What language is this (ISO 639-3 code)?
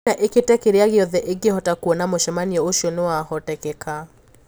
kik